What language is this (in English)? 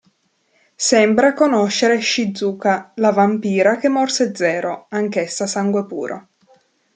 Italian